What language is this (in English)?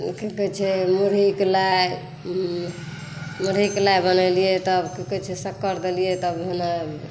Maithili